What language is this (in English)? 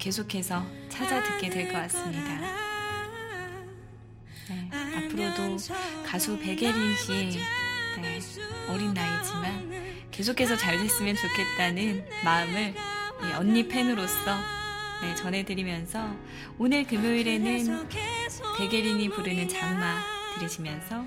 Korean